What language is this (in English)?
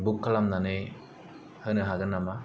Bodo